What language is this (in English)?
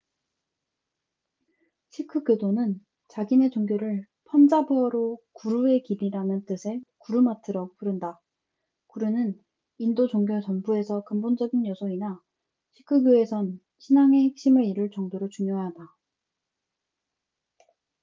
Korean